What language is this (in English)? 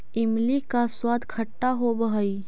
Magahi